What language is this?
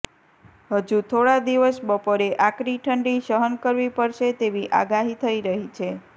Gujarati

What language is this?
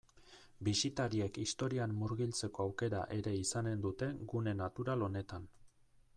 Basque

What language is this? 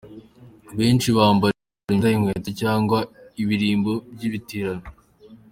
Kinyarwanda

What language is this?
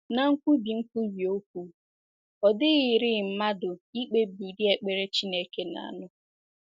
Igbo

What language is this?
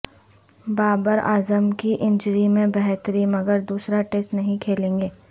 Urdu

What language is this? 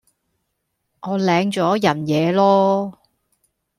Cantonese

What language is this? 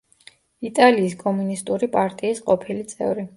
Georgian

